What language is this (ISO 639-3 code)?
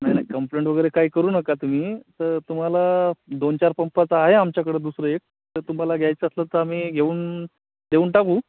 mar